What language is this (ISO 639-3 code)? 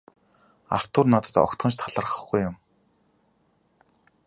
mon